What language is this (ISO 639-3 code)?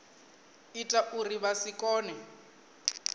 ven